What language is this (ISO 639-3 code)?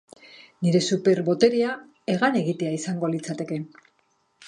eus